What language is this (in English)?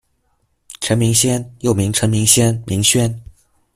Chinese